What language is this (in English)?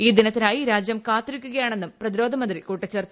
Malayalam